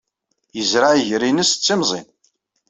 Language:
Kabyle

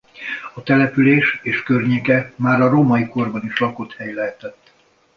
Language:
Hungarian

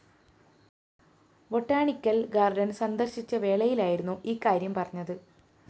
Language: Malayalam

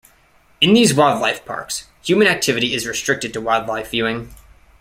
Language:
English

